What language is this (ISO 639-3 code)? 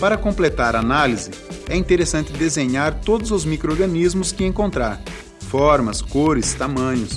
por